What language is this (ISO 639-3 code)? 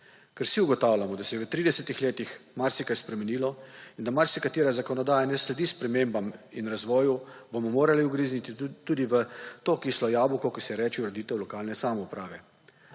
slv